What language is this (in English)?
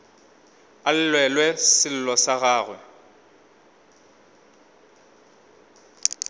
Northern Sotho